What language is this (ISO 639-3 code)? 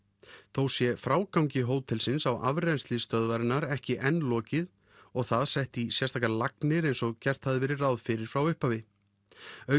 isl